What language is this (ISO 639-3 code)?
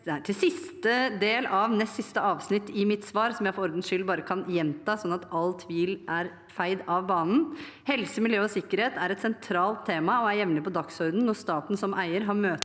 nor